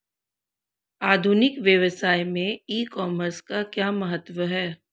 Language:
Hindi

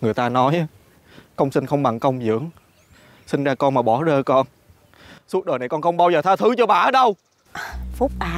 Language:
Vietnamese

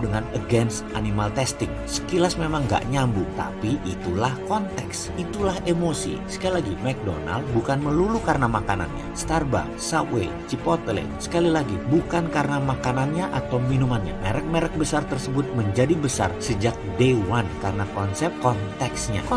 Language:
Indonesian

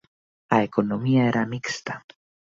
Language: Galician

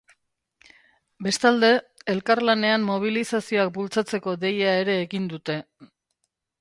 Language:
Basque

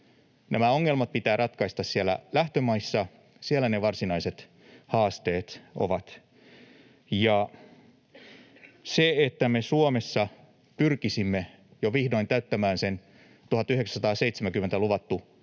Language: Finnish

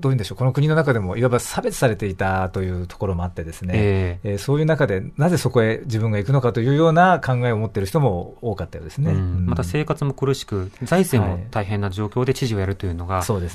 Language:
Japanese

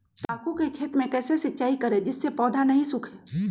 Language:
Magahi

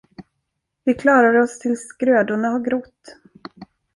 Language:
Swedish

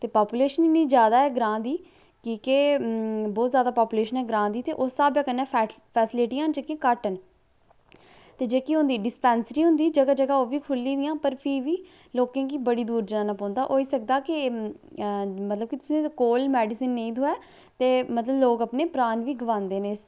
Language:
Dogri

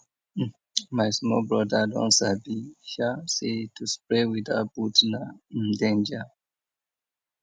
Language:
Nigerian Pidgin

